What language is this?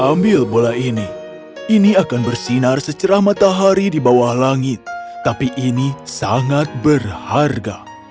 Indonesian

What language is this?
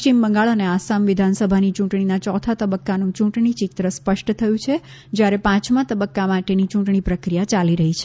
Gujarati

